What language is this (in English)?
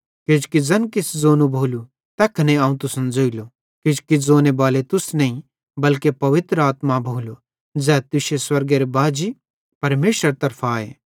Bhadrawahi